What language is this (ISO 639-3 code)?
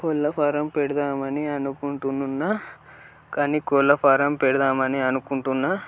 tel